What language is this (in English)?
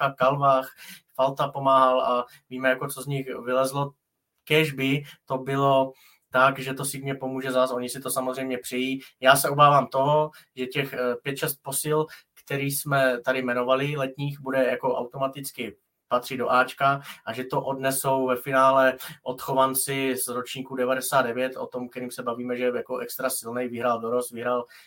Czech